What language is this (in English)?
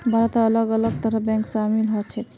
Magahi